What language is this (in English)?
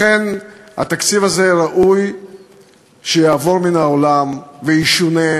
Hebrew